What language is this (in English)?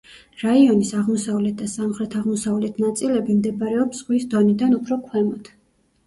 Georgian